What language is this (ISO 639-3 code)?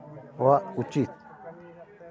sat